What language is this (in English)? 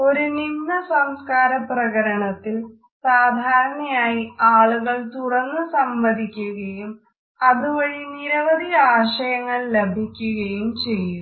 Malayalam